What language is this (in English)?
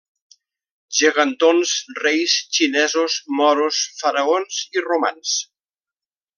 Catalan